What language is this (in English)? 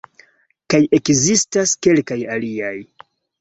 Esperanto